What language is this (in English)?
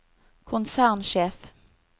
Norwegian